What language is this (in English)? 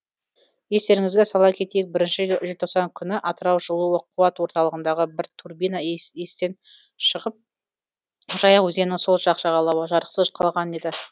Kazakh